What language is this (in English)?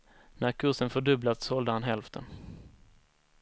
Swedish